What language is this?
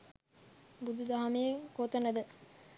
Sinhala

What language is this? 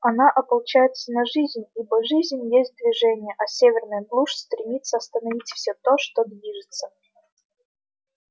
Russian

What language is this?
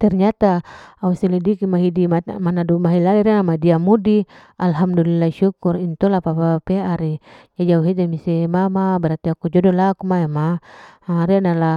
Larike-Wakasihu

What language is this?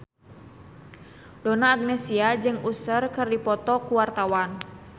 Sundanese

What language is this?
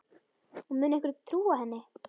Icelandic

